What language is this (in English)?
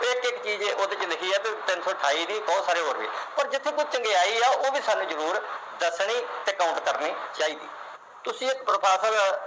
Punjabi